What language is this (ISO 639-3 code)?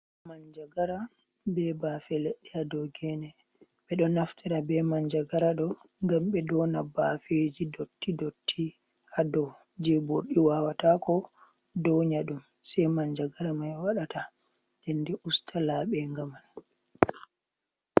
ful